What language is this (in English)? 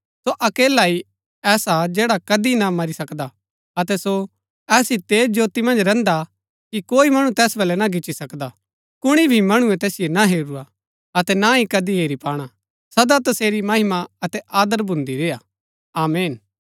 Gaddi